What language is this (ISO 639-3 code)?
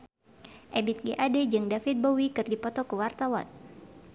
sun